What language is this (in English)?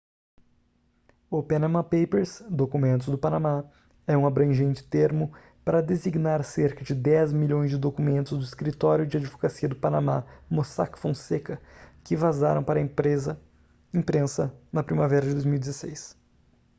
Portuguese